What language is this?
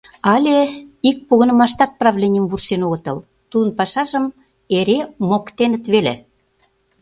Mari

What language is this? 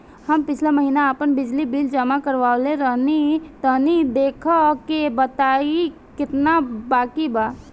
Bhojpuri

